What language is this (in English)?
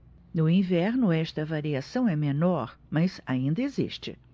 Portuguese